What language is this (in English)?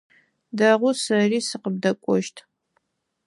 Adyghe